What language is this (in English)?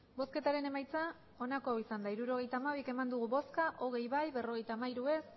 Basque